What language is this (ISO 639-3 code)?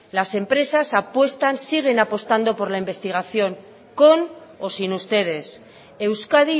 spa